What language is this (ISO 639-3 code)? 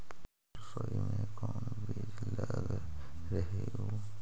mag